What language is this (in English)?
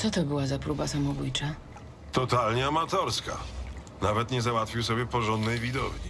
Polish